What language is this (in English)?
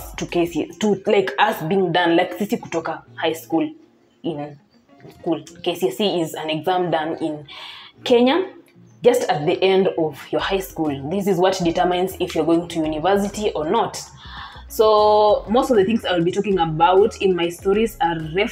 English